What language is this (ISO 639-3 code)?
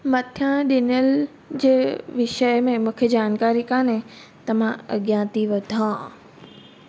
snd